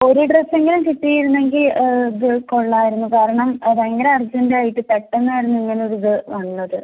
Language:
Malayalam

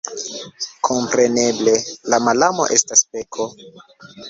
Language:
Esperanto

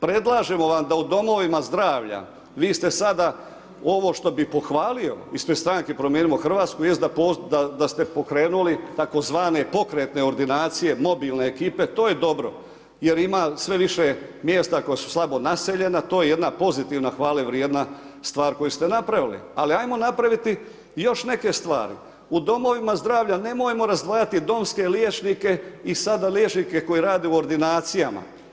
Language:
Croatian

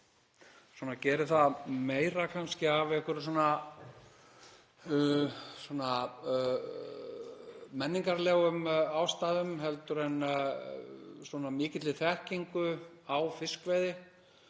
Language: Icelandic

